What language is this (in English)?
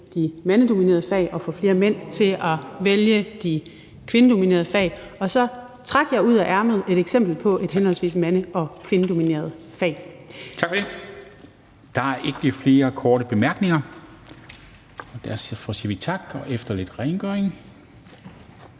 Danish